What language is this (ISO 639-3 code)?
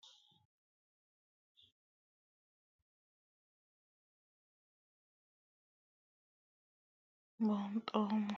sid